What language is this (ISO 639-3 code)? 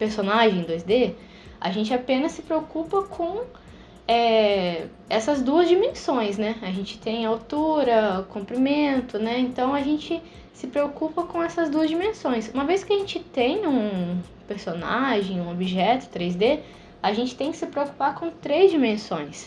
por